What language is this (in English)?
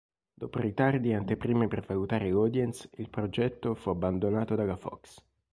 Italian